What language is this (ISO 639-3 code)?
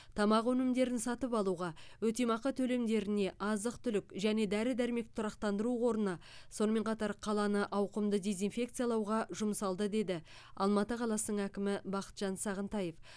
kaz